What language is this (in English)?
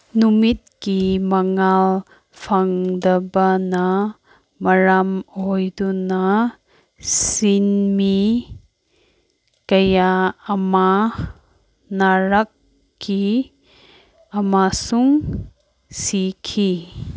Manipuri